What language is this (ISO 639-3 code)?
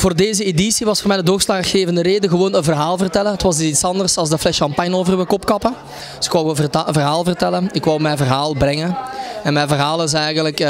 nld